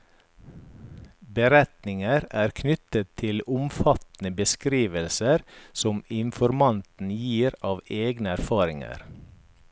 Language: Norwegian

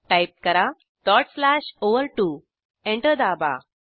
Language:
Marathi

